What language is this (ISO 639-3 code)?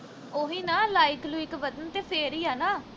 pan